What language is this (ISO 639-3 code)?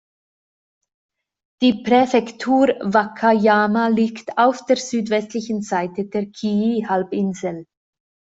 deu